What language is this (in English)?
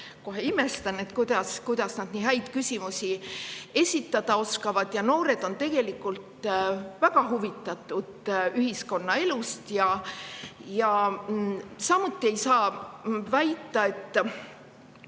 Estonian